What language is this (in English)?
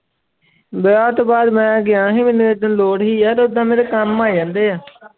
Punjabi